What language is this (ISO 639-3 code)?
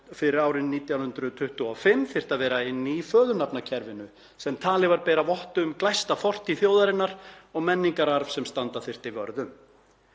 isl